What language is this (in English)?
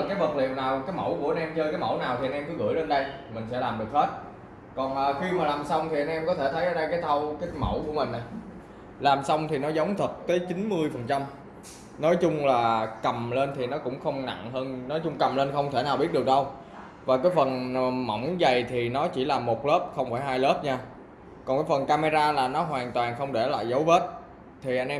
Vietnamese